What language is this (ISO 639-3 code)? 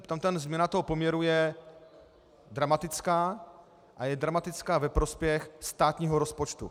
ces